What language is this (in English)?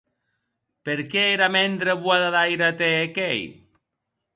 Occitan